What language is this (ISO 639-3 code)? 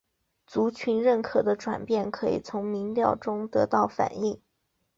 zho